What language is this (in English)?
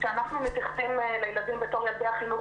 Hebrew